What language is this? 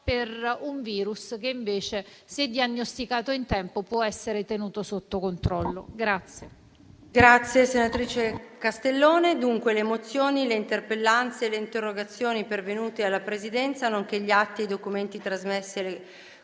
Italian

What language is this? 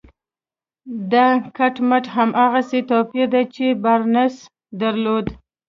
Pashto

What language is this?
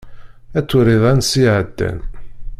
Kabyle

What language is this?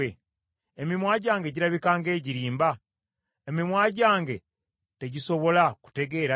Ganda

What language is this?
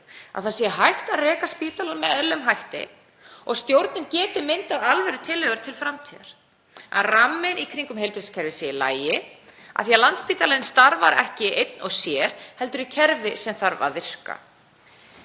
Icelandic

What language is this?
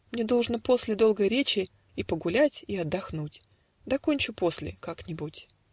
Russian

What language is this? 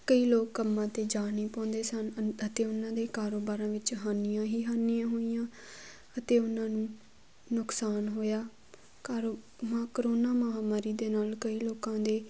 Punjabi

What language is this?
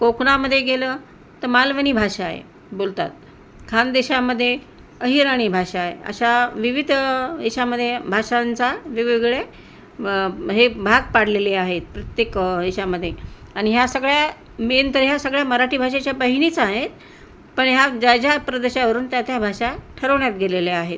Marathi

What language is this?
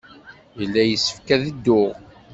Kabyle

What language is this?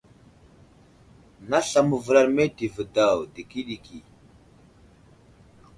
Wuzlam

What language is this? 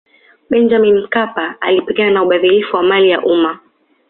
Swahili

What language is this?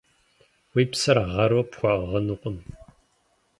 Kabardian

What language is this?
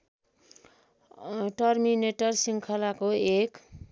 Nepali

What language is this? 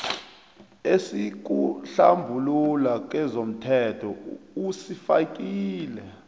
South Ndebele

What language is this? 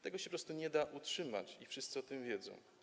Polish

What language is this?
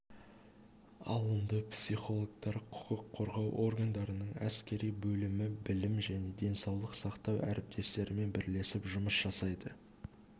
Kazakh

